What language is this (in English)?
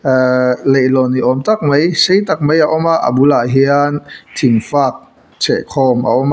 Mizo